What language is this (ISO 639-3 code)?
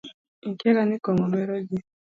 luo